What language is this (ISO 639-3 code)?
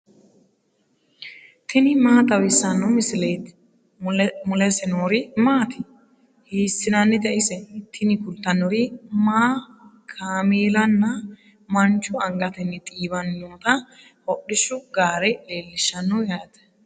sid